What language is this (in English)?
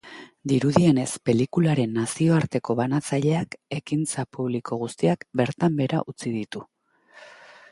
Basque